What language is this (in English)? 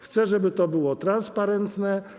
Polish